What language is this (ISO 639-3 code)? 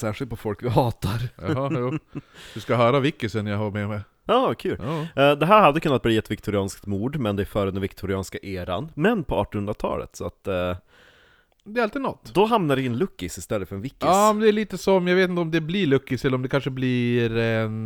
swe